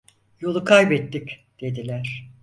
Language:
Turkish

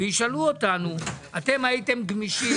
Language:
Hebrew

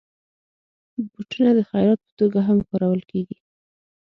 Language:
Pashto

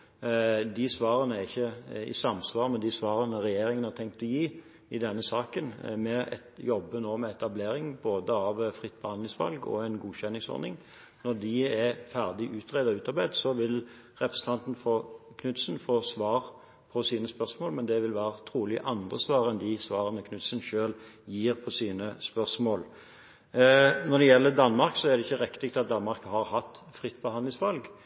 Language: Norwegian Bokmål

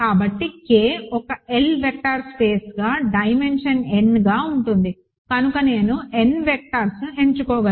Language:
Telugu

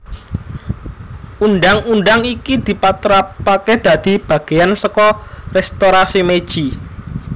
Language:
Javanese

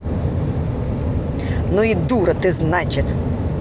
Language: Russian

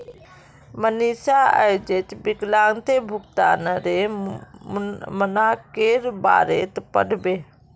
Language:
Magahi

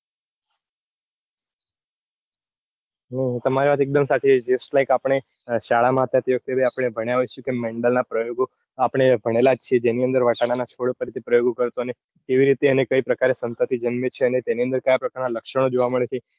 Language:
Gujarati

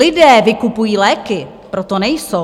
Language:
Czech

